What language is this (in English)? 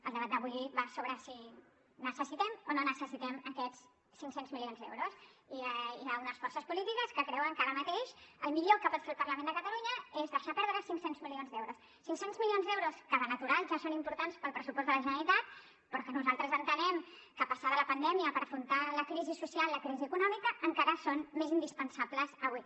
Catalan